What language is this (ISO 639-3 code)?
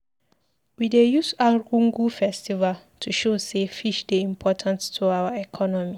pcm